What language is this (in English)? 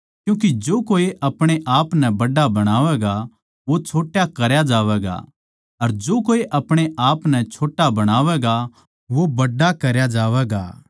Haryanvi